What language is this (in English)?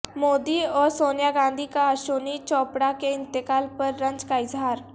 Urdu